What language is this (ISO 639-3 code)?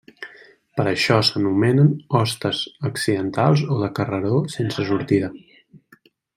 cat